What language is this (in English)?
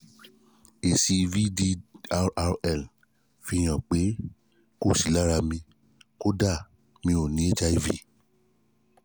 Yoruba